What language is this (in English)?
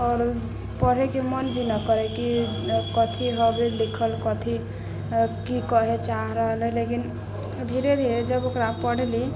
Maithili